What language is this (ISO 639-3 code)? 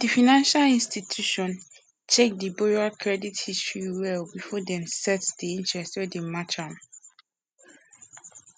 pcm